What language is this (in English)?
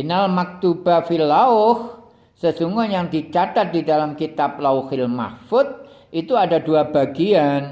Indonesian